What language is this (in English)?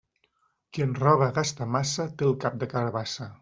Catalan